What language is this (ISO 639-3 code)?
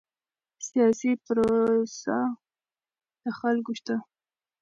pus